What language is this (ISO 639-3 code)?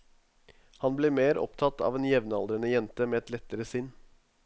nor